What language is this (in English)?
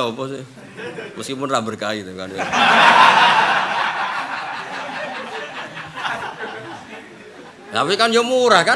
Indonesian